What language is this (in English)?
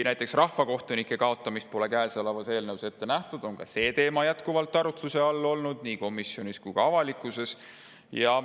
Estonian